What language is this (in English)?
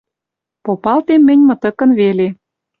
Western Mari